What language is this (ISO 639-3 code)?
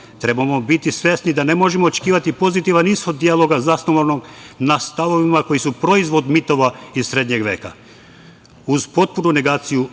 srp